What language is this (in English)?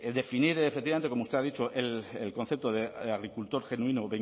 Spanish